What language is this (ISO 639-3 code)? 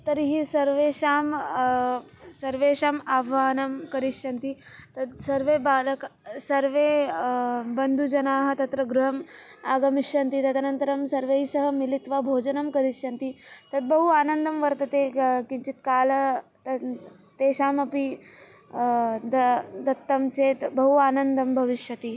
san